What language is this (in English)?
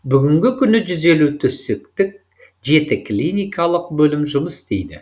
Kazakh